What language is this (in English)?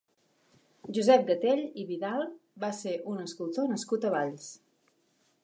Catalan